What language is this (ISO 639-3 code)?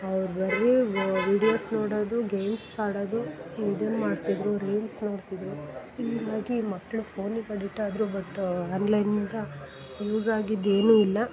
kan